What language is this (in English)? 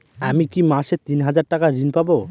Bangla